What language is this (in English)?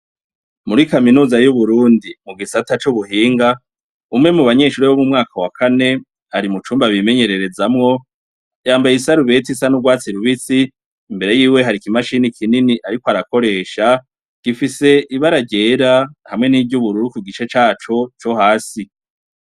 Rundi